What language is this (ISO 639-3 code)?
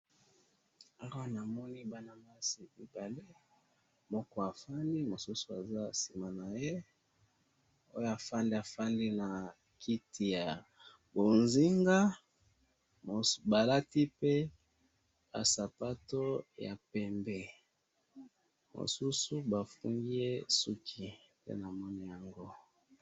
lin